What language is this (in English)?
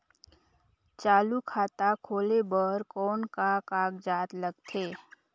Chhattisgarhi